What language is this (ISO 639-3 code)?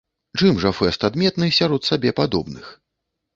bel